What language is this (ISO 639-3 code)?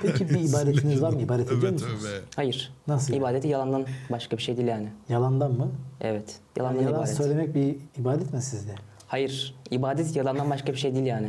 tur